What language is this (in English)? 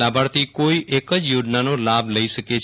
Gujarati